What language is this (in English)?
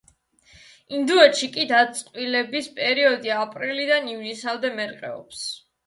Georgian